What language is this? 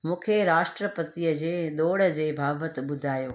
Sindhi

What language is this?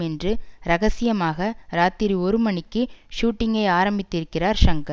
Tamil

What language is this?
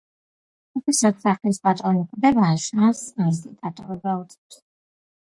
Georgian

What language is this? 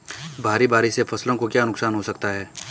Hindi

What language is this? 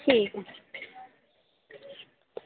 Dogri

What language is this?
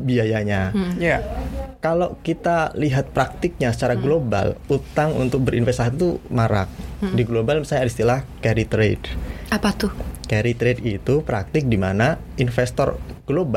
Indonesian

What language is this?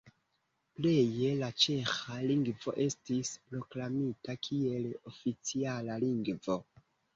Esperanto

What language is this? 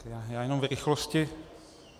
Czech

